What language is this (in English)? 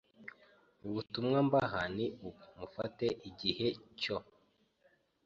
Kinyarwanda